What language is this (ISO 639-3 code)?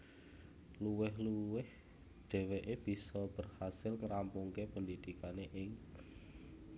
jav